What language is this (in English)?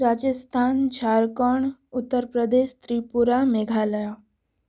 Odia